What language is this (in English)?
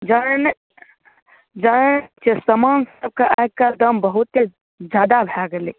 Maithili